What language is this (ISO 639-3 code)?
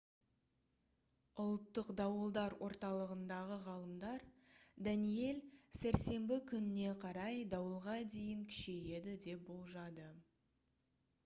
kaz